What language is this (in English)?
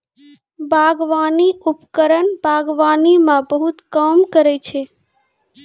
Maithili